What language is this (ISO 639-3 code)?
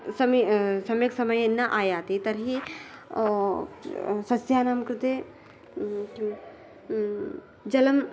san